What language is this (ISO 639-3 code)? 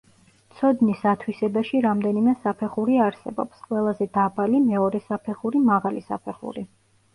kat